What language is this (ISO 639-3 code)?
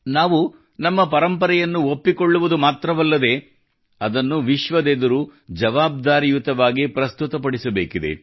kan